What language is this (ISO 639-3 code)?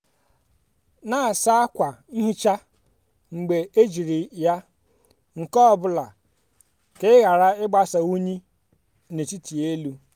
ibo